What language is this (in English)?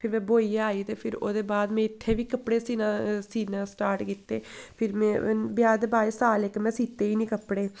Dogri